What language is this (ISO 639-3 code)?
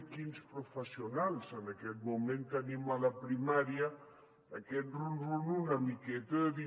cat